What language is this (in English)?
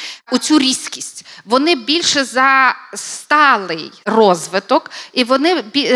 Ukrainian